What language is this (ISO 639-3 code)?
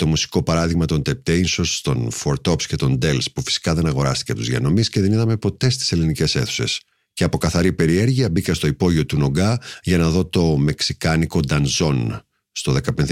ell